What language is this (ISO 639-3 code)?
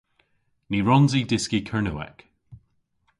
cor